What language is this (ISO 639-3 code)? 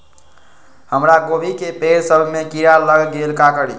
mag